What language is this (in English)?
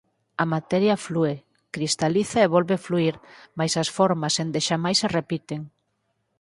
Galician